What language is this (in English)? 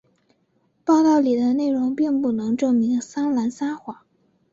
Chinese